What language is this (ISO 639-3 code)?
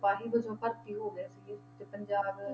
pan